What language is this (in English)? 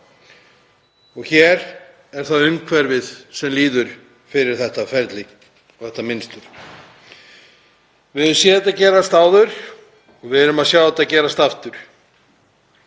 Icelandic